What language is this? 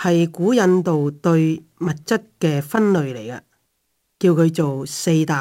Chinese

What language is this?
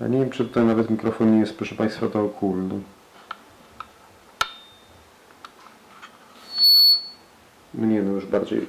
Polish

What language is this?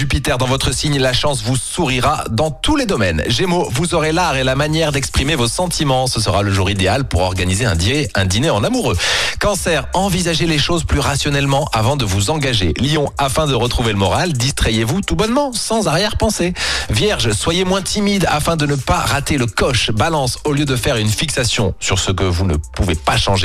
French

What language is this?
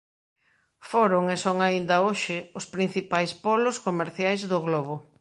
Galician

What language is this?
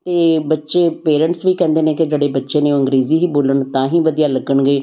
Punjabi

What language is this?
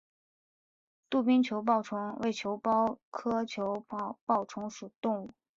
Chinese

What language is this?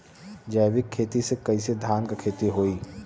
Bhojpuri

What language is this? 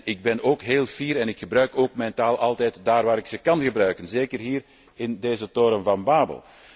Dutch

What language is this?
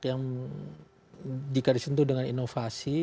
Indonesian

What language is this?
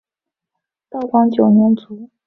Chinese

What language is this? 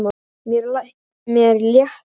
Icelandic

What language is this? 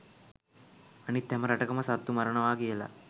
Sinhala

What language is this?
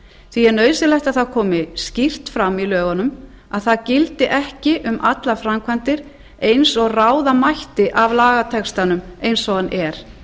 Icelandic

